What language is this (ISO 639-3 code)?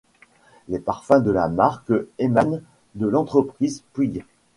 fra